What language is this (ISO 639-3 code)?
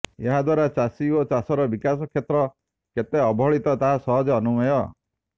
ori